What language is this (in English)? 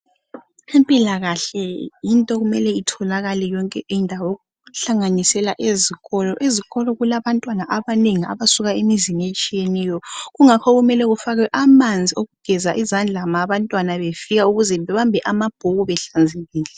North Ndebele